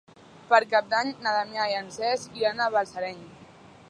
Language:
Catalan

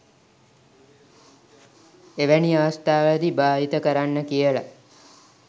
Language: Sinhala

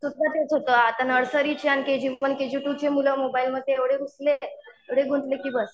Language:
Marathi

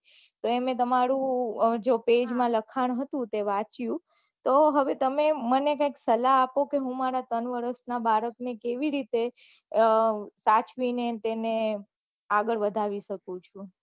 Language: Gujarati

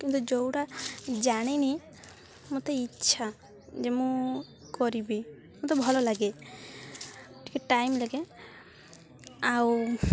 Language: Odia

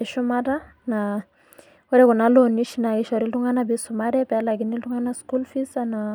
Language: Masai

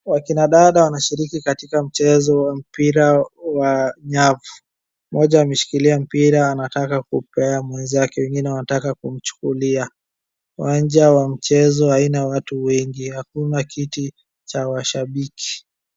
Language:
Swahili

